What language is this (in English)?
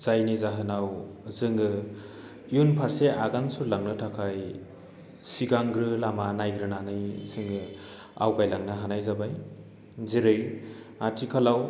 Bodo